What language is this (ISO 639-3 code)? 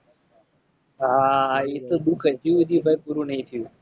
guj